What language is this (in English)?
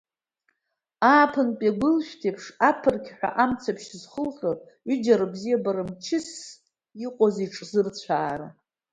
Abkhazian